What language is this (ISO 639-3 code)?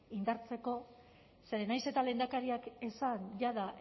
eus